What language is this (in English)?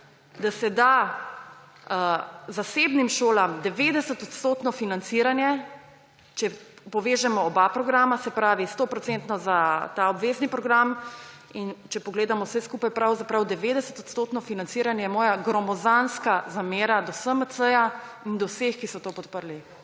Slovenian